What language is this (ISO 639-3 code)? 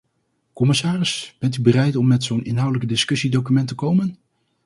nld